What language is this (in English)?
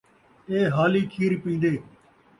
Saraiki